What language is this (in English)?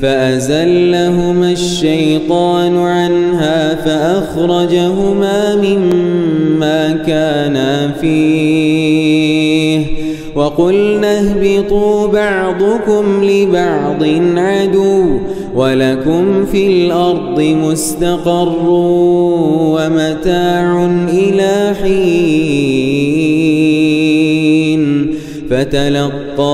Arabic